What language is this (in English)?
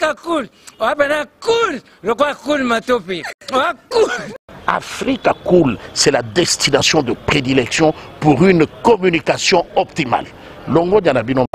French